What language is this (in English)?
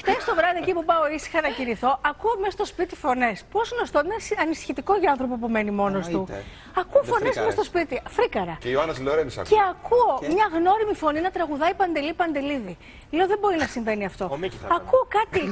Greek